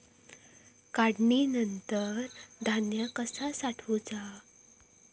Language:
Marathi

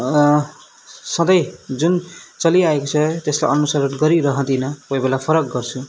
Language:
Nepali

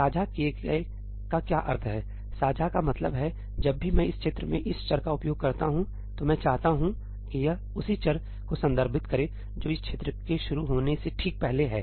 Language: Hindi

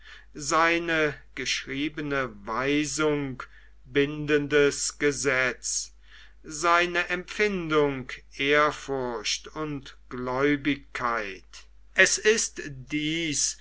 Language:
German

